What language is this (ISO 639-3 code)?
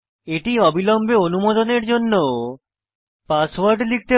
ben